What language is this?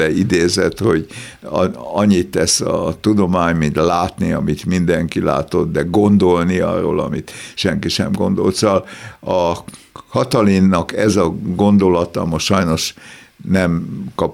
Hungarian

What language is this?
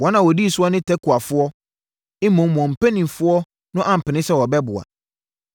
Akan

